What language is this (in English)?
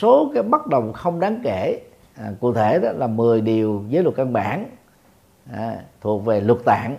Vietnamese